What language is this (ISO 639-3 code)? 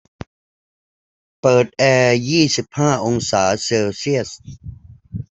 tha